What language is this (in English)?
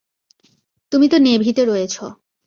Bangla